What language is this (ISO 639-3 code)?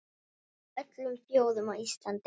isl